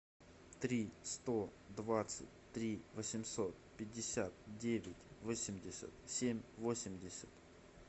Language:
Russian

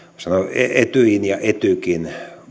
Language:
Finnish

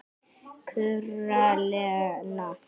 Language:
Icelandic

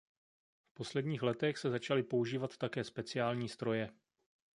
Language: Czech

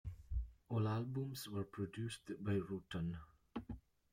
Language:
English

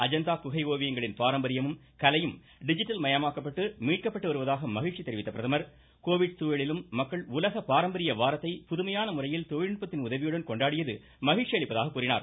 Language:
Tamil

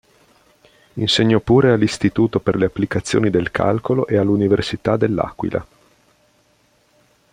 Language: Italian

